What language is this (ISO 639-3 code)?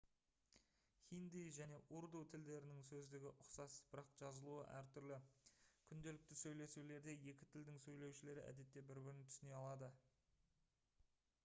kaz